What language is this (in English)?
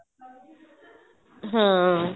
Punjabi